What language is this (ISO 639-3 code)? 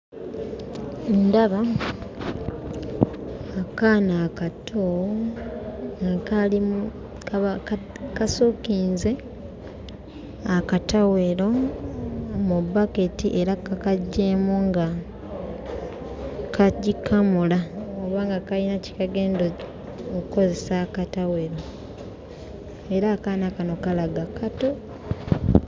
lug